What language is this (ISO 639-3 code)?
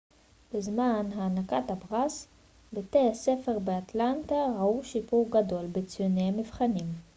heb